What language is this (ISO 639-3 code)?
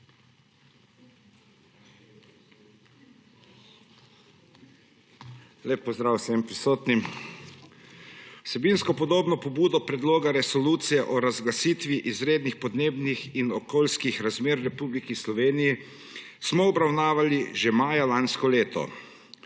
slv